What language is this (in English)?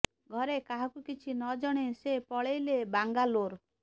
Odia